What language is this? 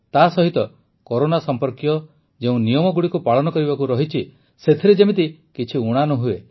Odia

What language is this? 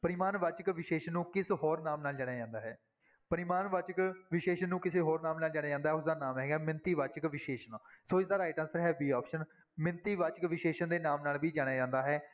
Punjabi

